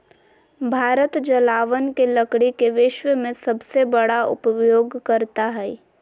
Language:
Magahi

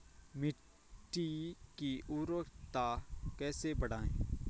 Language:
Hindi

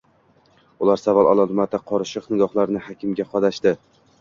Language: Uzbek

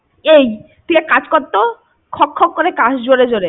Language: Bangla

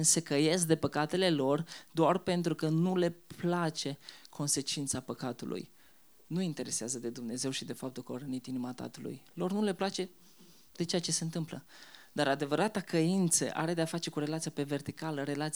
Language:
Romanian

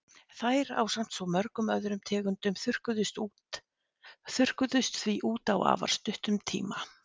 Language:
Icelandic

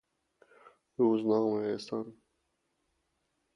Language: Persian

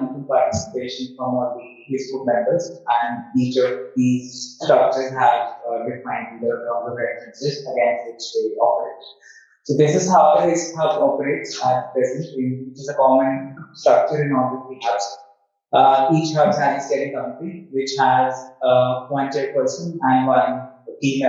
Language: English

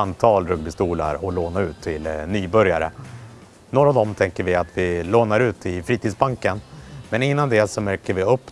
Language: Swedish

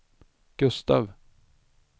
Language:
Swedish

